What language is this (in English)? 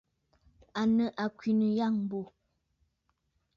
Bafut